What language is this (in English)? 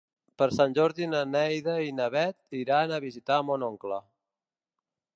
Catalan